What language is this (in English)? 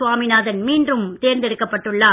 Tamil